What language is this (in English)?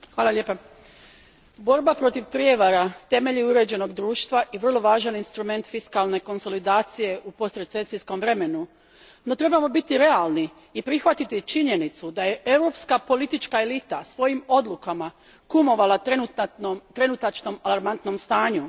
Croatian